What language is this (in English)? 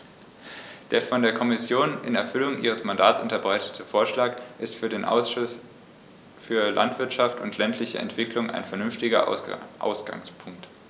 German